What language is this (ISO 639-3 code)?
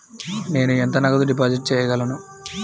tel